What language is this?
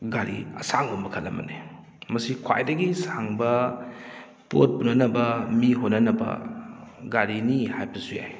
Manipuri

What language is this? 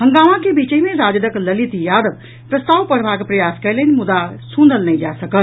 Maithili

